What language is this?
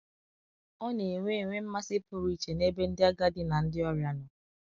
Igbo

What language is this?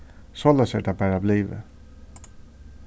Faroese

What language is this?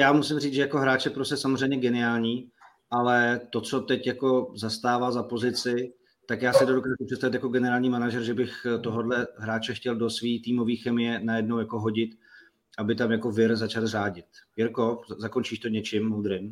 Czech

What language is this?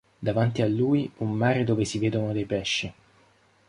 Italian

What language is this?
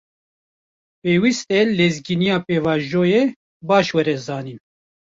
Kurdish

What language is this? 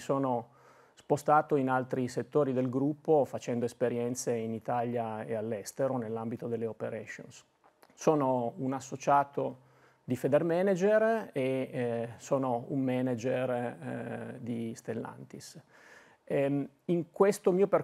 Italian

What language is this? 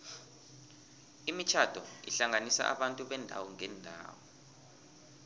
South Ndebele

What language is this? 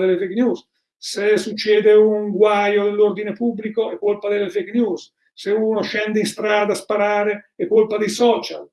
Italian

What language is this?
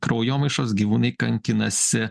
Lithuanian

